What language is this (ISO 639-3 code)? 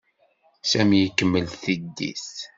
kab